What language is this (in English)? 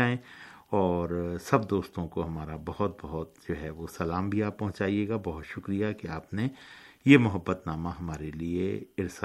Urdu